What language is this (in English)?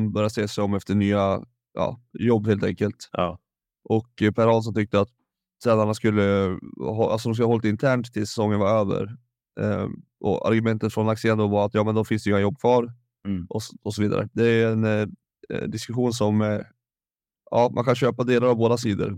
Swedish